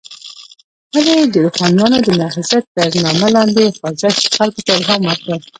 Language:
Pashto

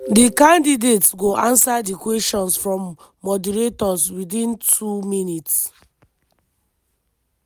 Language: Nigerian Pidgin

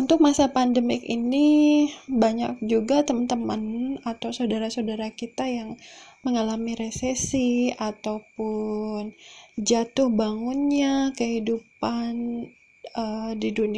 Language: Indonesian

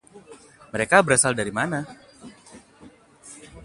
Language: Indonesian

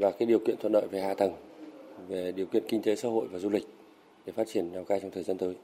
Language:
Vietnamese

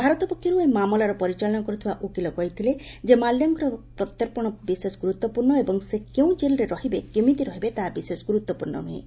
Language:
Odia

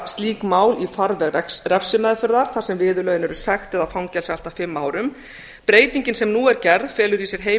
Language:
Icelandic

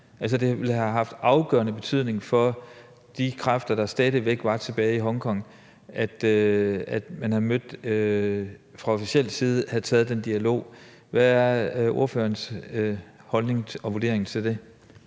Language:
Danish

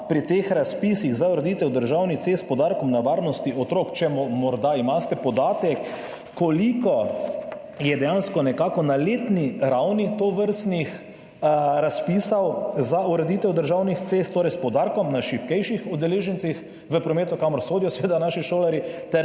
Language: Slovenian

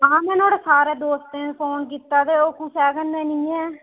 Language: Dogri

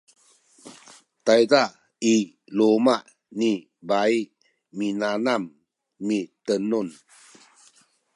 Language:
Sakizaya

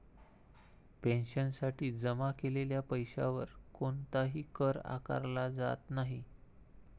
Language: Marathi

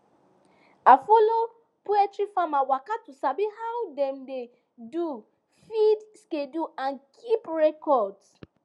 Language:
Nigerian Pidgin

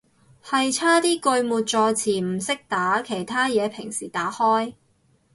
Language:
Cantonese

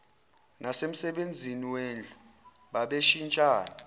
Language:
Zulu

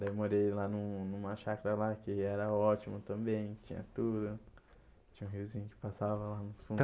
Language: Portuguese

